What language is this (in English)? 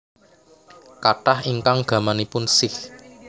Javanese